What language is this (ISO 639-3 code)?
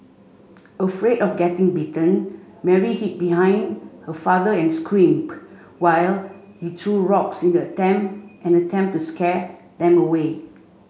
eng